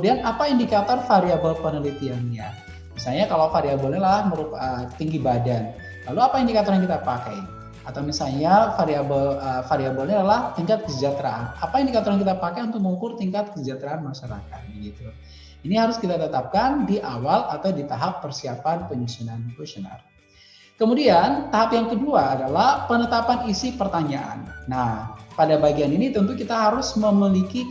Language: Indonesian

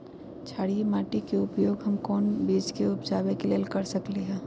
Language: Magahi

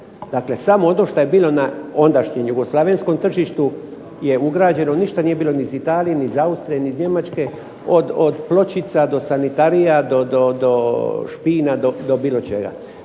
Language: Croatian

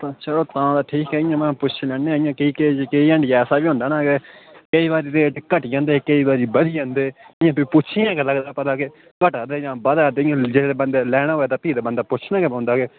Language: Dogri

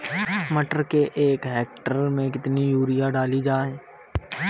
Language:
Hindi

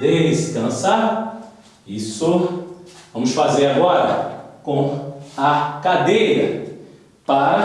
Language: Portuguese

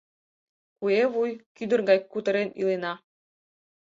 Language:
Mari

